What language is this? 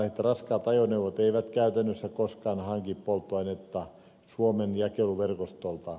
Finnish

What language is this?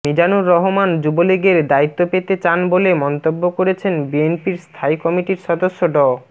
Bangla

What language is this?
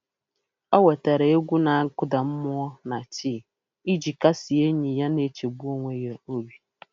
Igbo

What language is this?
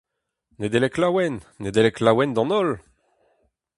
Breton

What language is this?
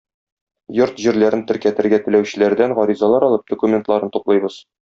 Tatar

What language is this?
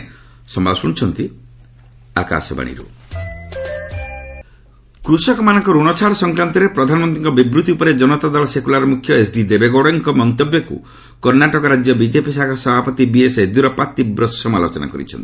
Odia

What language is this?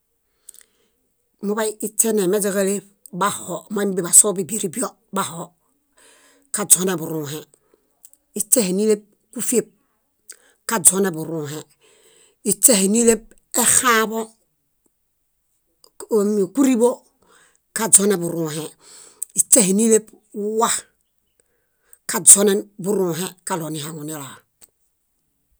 Bayot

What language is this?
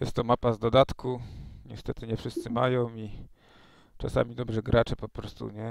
Polish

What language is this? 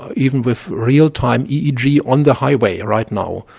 English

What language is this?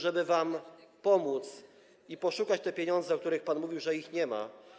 Polish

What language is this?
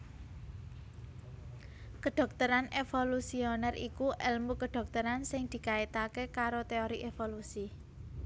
Javanese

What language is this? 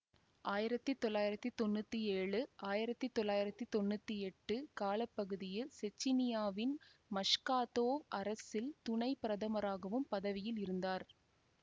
Tamil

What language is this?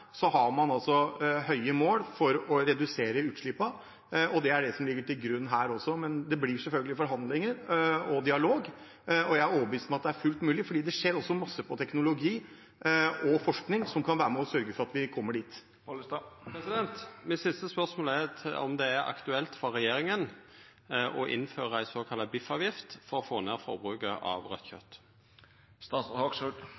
Norwegian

